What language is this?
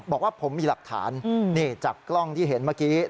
Thai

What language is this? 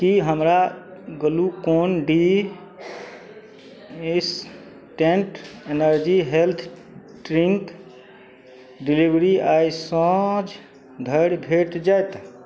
Maithili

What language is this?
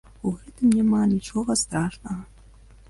Belarusian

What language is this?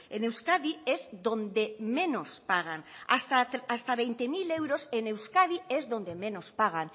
Spanish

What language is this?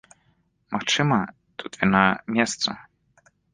Belarusian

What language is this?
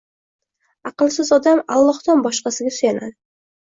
Uzbek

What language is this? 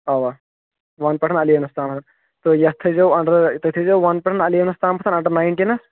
Kashmiri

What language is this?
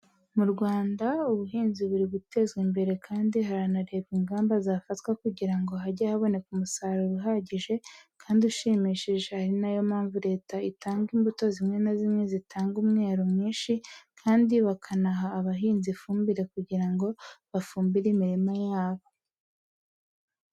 Kinyarwanda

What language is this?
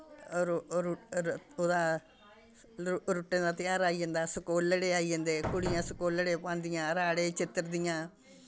Dogri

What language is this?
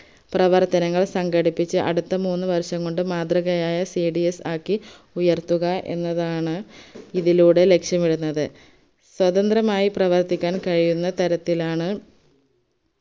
Malayalam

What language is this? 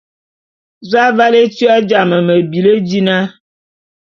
Bulu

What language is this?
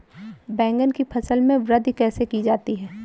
Hindi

